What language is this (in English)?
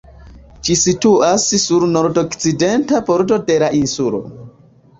Esperanto